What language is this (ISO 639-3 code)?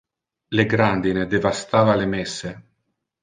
ina